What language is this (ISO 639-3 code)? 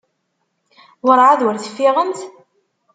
kab